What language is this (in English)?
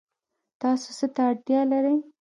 Pashto